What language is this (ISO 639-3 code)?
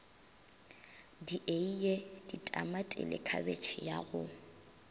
nso